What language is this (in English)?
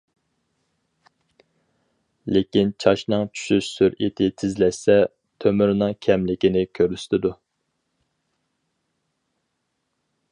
Uyghur